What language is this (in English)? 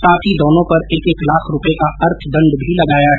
Hindi